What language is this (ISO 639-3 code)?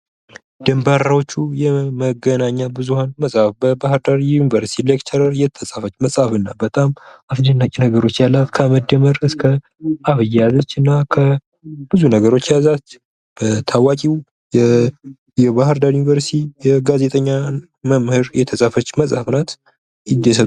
amh